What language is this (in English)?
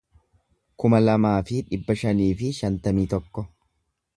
Oromo